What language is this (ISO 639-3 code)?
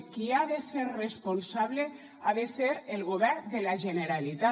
cat